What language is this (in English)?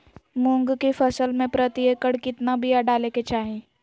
Magahi